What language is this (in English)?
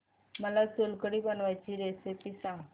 Marathi